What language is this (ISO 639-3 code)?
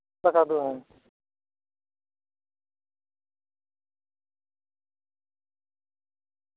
sat